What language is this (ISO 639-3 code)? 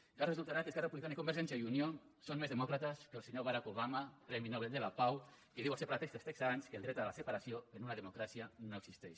cat